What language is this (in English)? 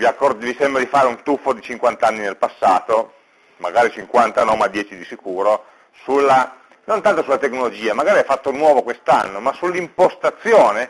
Italian